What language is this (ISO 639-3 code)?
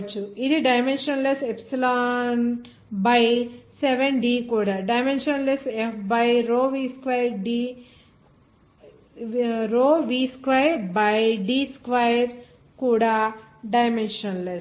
tel